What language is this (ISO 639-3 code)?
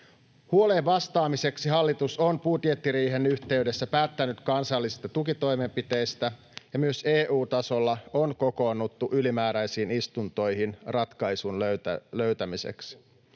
fin